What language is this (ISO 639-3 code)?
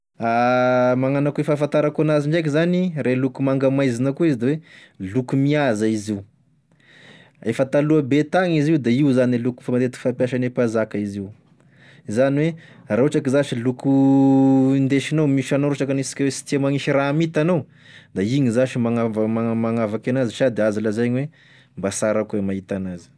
tkg